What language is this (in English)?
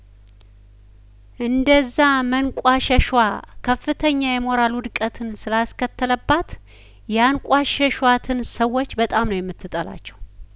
Amharic